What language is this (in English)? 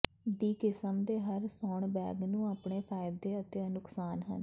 Punjabi